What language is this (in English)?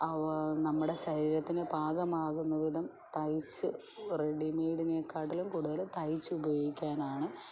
Malayalam